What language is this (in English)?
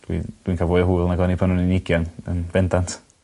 Welsh